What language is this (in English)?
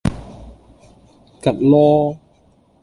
Cantonese